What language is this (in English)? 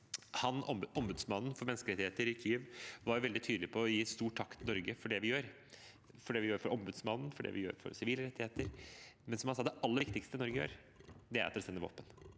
Norwegian